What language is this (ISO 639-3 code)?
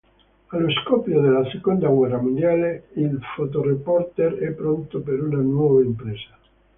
ita